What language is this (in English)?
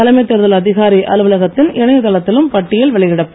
Tamil